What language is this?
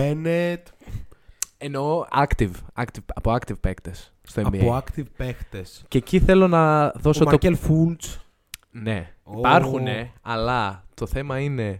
Greek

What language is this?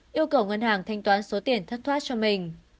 Vietnamese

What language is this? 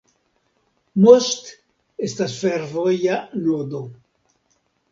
Esperanto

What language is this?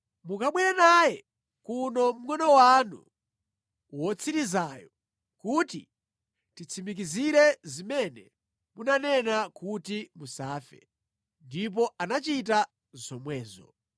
Nyanja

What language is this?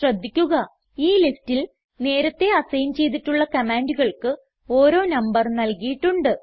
Malayalam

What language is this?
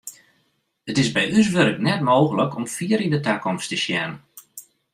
Western Frisian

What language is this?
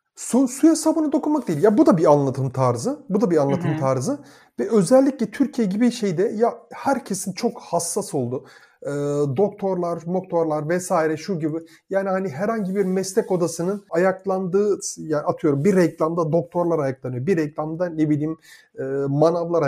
Turkish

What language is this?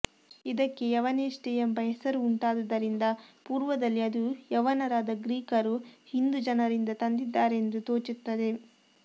Kannada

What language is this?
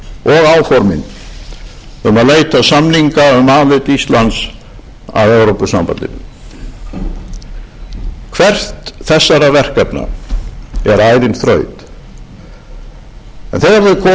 Icelandic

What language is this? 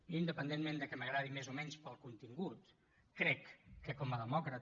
Catalan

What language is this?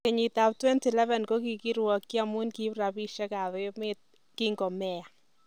Kalenjin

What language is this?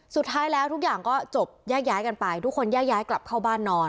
Thai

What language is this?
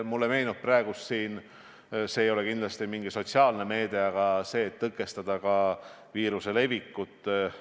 Estonian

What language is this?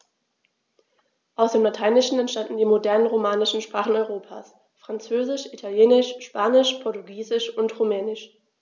German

